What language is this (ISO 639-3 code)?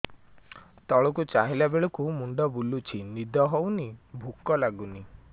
ori